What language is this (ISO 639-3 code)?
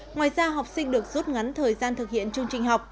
vie